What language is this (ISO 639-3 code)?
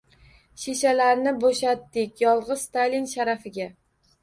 uzb